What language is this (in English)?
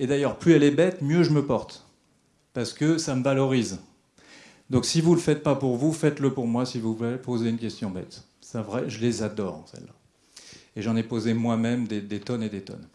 French